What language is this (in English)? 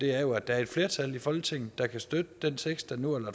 Danish